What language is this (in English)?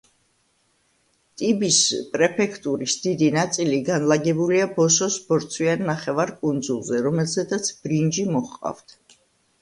Georgian